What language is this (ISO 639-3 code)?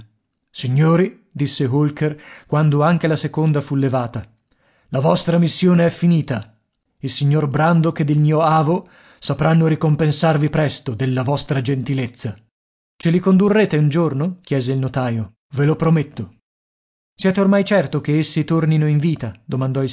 ita